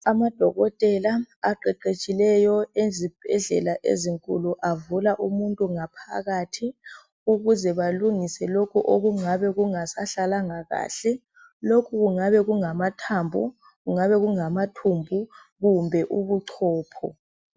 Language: North Ndebele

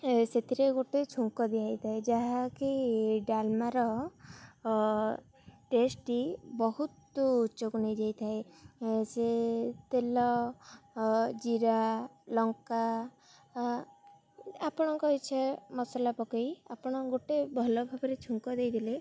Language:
Odia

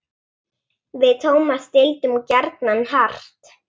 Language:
Icelandic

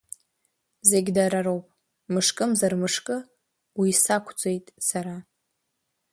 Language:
Abkhazian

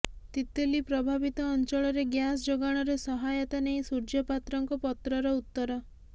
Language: Odia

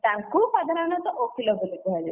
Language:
Odia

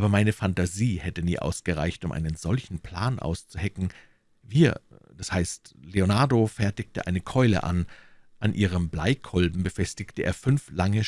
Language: German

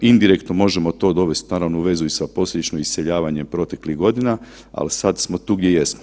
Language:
Croatian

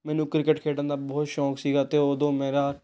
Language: Punjabi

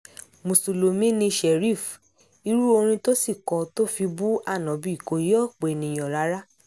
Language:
Yoruba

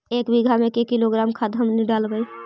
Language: Magahi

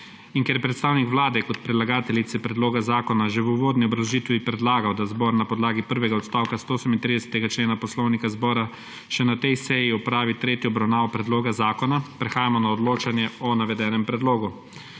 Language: Slovenian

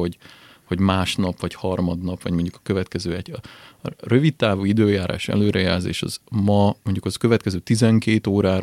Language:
Hungarian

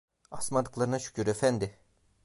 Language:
Turkish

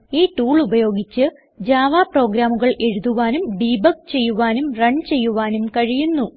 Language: Malayalam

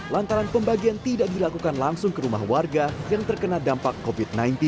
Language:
Indonesian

